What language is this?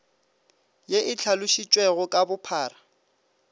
Northern Sotho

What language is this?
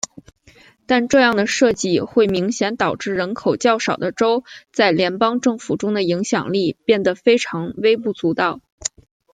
Chinese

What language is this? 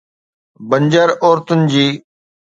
Sindhi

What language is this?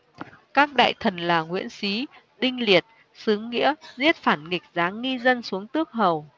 Vietnamese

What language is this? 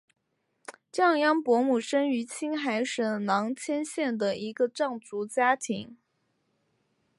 Chinese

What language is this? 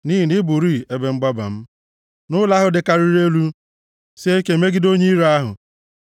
Igbo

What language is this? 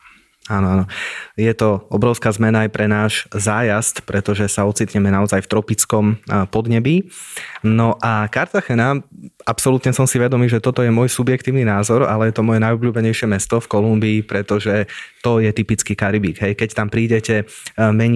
Slovak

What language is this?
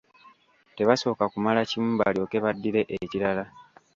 Ganda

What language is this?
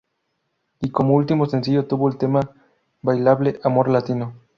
Spanish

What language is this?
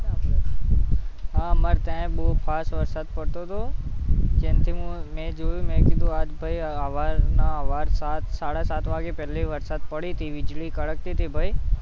Gujarati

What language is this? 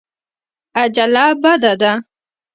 Pashto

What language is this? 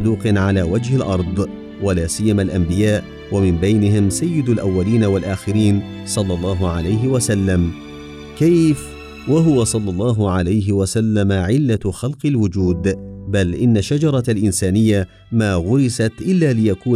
Arabic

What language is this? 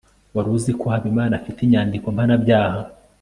Kinyarwanda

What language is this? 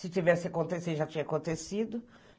Portuguese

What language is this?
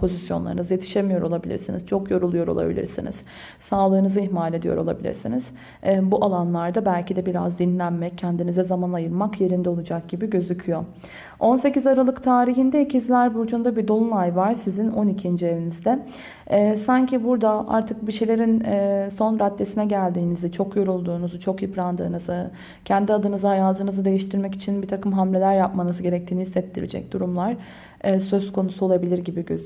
Turkish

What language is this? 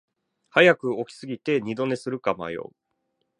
Japanese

